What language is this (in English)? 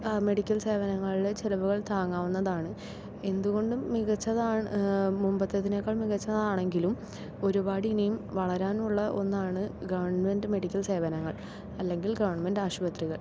Malayalam